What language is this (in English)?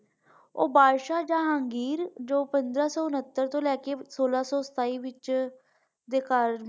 Punjabi